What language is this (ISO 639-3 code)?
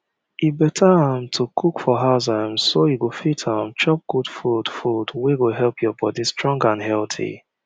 pcm